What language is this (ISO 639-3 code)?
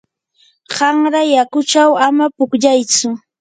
qur